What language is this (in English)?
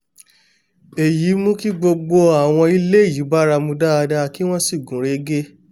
Yoruba